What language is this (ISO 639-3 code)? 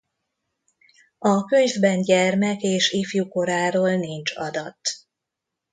hun